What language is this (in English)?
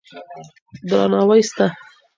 Pashto